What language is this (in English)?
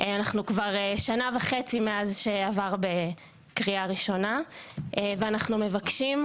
Hebrew